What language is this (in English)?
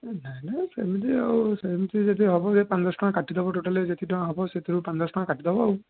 Odia